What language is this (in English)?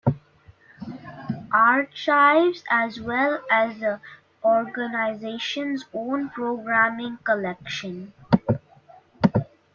English